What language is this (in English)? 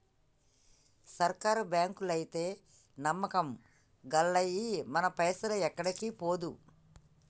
Telugu